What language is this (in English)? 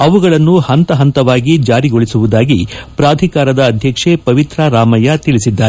Kannada